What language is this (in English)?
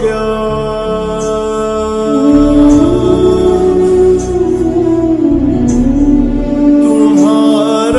Arabic